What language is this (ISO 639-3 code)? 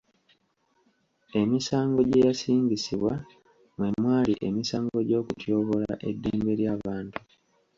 lug